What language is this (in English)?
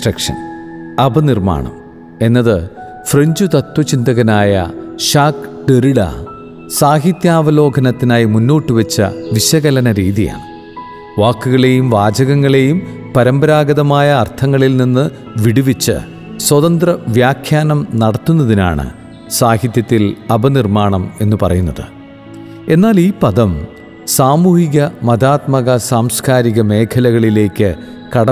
Malayalam